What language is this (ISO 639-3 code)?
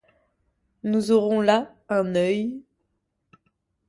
fra